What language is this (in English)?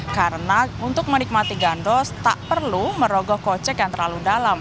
Indonesian